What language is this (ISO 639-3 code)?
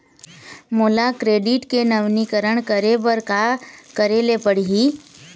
hne